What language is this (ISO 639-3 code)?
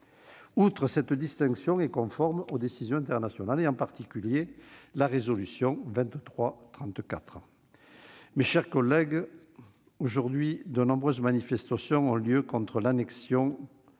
fra